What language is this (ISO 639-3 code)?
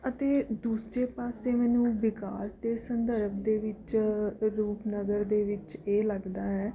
pan